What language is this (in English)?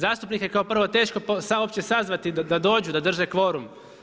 Croatian